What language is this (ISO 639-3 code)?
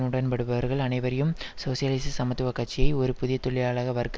tam